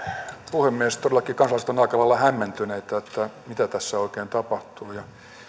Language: Finnish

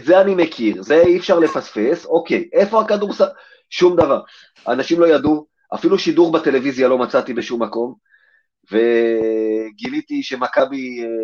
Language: Hebrew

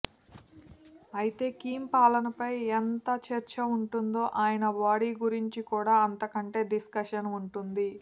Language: Telugu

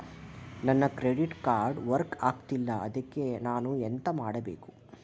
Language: Kannada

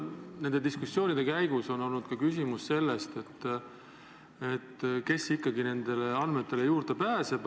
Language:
Estonian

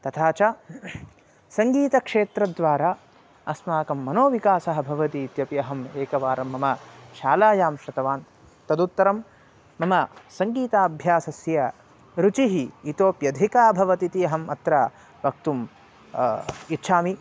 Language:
Sanskrit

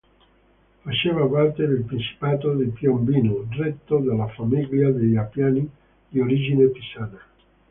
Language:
Italian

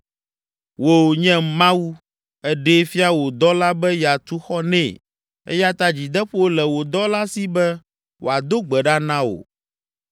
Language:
Ewe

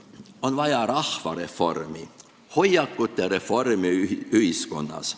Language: Estonian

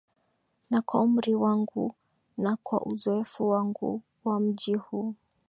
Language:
Swahili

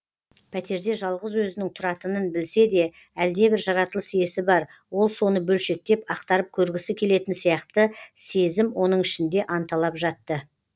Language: Kazakh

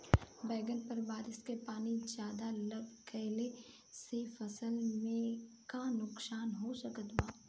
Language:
Bhojpuri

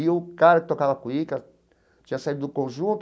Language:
Portuguese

